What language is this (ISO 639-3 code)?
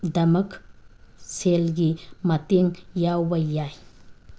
mni